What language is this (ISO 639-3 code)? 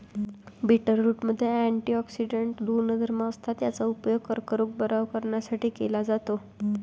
mar